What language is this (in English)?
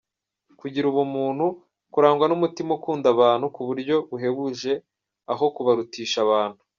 Kinyarwanda